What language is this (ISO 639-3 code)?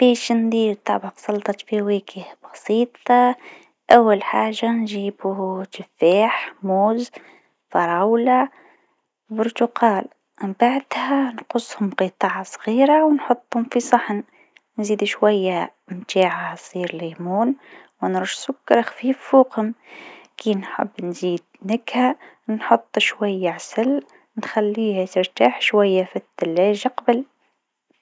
aeb